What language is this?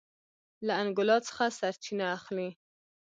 Pashto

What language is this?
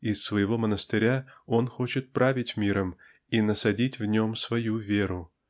Russian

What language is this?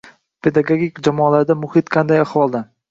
Uzbek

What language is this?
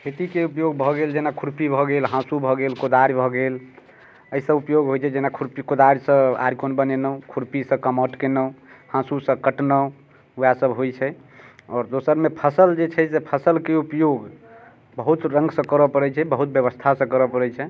Maithili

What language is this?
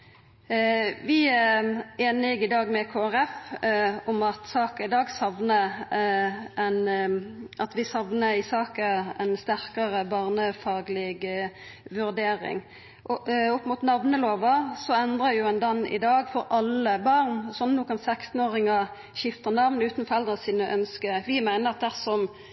Norwegian Nynorsk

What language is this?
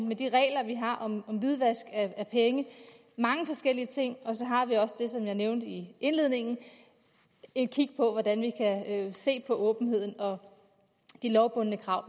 Danish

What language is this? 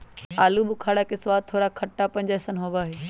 Magahi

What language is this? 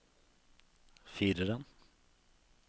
Norwegian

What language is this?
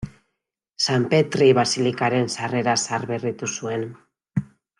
Basque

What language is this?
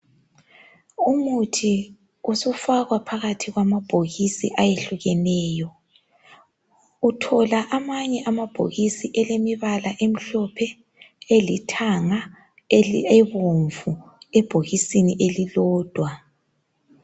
North Ndebele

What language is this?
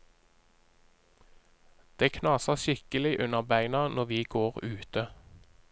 Norwegian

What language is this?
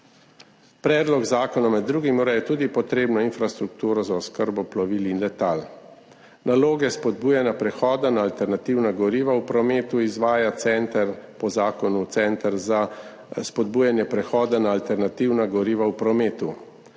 Slovenian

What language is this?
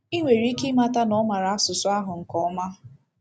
Igbo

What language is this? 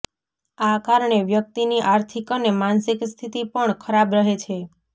Gujarati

